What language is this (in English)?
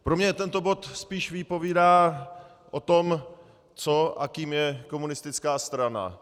Czech